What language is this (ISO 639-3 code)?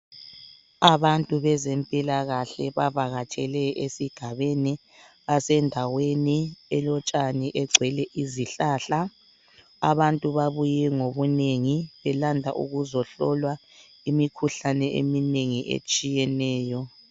nde